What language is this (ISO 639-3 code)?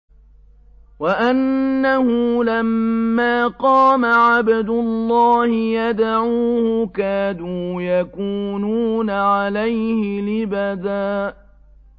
ara